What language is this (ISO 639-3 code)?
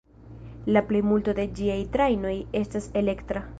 epo